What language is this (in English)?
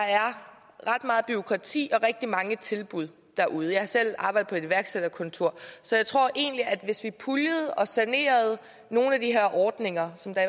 Danish